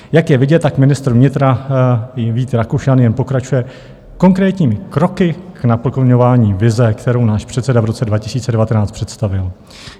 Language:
Czech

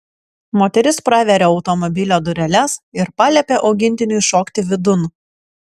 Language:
Lithuanian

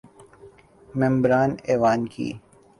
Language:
Urdu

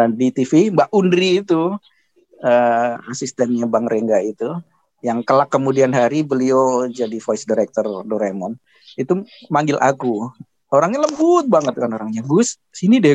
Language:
Indonesian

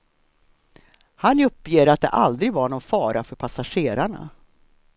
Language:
Swedish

